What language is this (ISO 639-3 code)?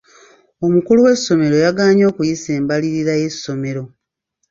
lug